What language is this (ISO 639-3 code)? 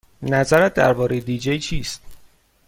fas